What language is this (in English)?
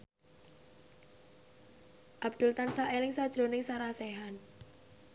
Javanese